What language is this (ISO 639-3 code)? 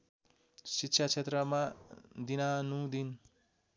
nep